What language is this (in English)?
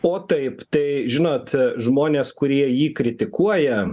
Lithuanian